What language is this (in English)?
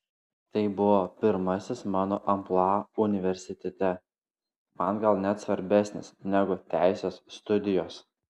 Lithuanian